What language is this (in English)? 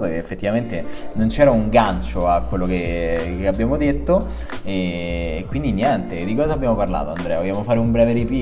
Italian